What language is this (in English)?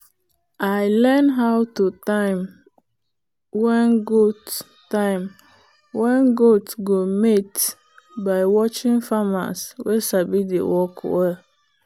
Nigerian Pidgin